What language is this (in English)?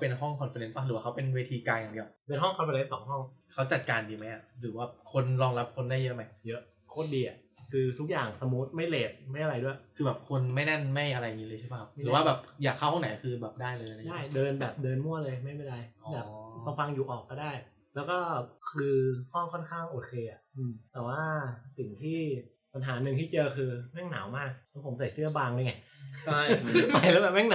Thai